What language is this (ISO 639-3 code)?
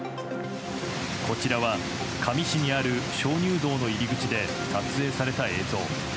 jpn